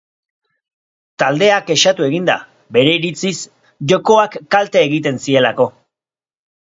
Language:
Basque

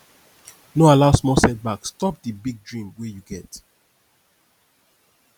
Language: Nigerian Pidgin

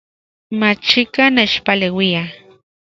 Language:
Central Puebla Nahuatl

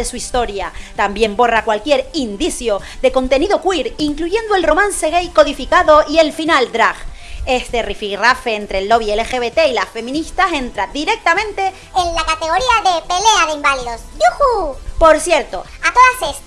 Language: Spanish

